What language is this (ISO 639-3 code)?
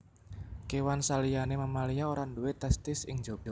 jav